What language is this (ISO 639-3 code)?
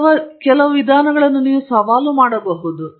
kan